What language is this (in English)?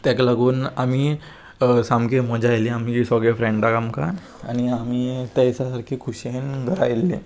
Konkani